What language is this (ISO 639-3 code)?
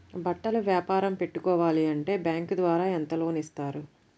tel